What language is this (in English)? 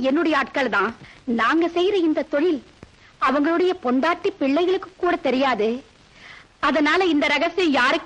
Tamil